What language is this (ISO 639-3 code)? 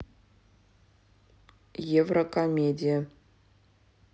rus